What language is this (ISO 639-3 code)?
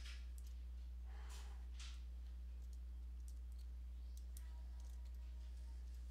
eng